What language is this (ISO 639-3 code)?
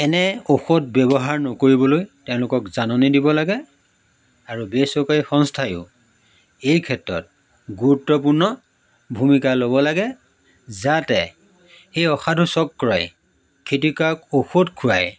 asm